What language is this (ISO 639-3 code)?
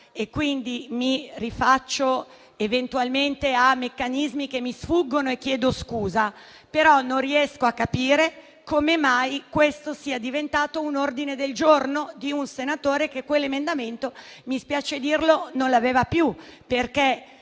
ita